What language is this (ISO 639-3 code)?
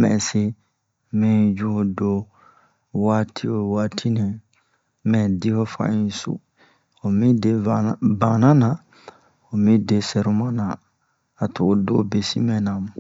bmq